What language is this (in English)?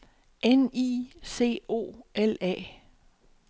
Danish